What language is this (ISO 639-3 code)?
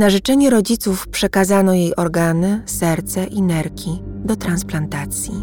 pol